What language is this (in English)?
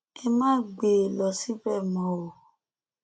Yoruba